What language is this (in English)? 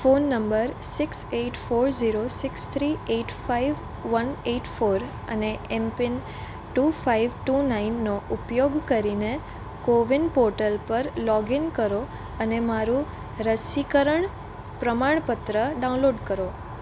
Gujarati